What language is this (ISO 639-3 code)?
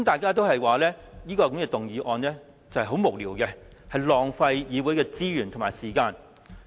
yue